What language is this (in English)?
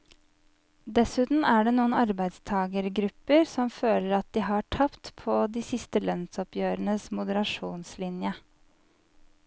Norwegian